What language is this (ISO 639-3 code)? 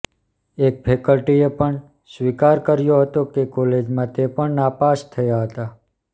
guj